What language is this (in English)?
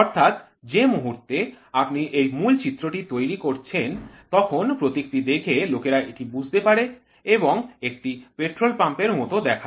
Bangla